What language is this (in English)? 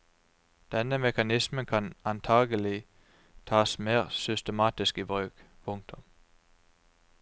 Norwegian